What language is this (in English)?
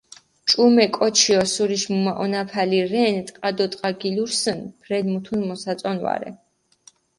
Mingrelian